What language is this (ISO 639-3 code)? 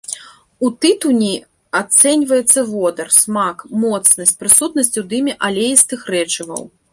bel